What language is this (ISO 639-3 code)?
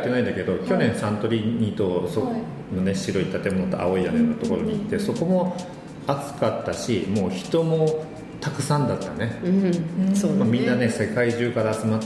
jpn